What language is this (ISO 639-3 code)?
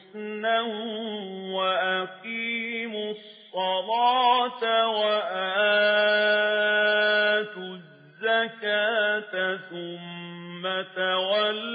ara